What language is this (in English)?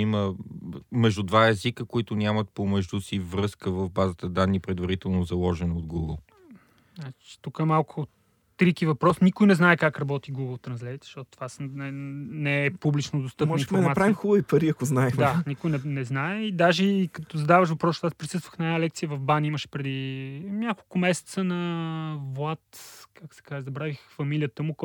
Bulgarian